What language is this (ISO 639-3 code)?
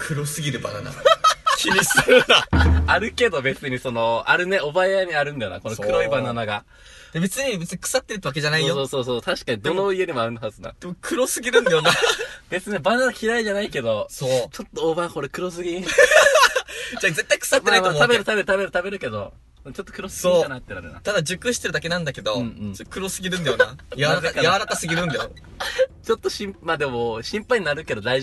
jpn